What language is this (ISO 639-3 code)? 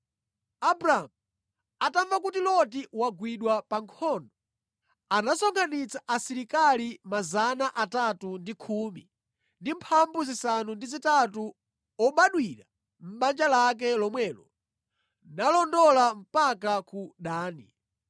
nya